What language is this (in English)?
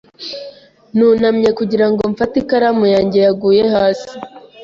Kinyarwanda